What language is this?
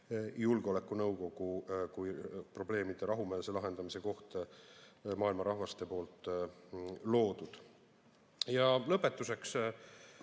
Estonian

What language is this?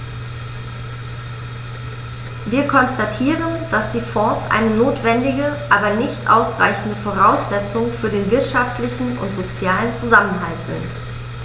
German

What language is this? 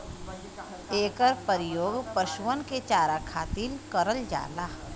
Bhojpuri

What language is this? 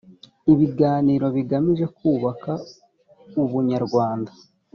Kinyarwanda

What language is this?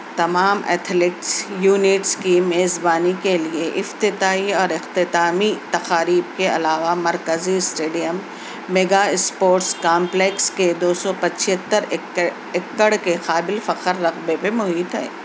Urdu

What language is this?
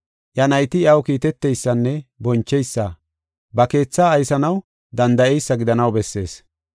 Gofa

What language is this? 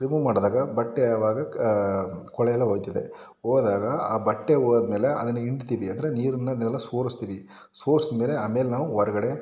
Kannada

